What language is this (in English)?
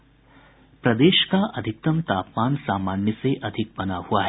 Hindi